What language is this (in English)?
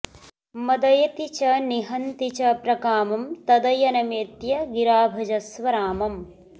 Sanskrit